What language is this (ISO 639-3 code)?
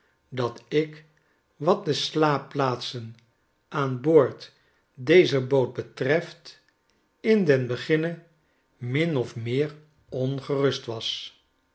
nld